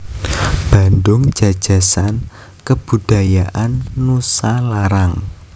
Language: Javanese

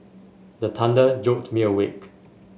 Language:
English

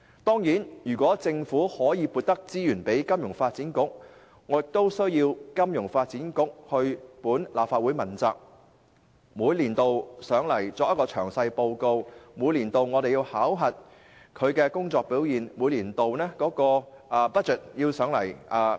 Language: Cantonese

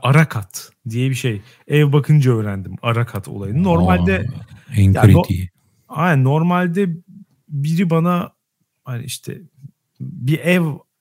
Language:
Turkish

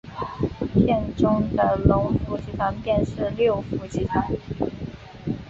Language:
Chinese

